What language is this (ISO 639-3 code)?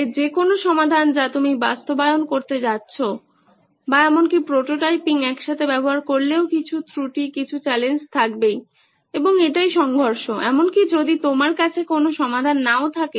ben